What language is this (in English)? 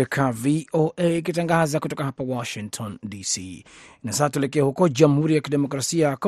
Swahili